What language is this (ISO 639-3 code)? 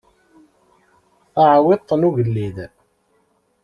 kab